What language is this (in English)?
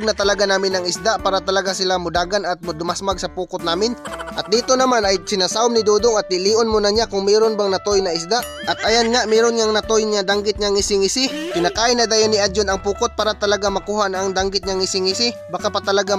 Filipino